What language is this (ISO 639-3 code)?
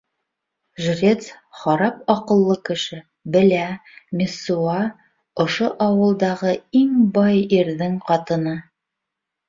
bak